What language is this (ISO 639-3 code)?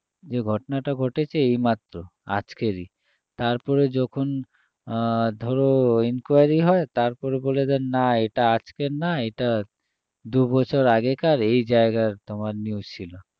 ben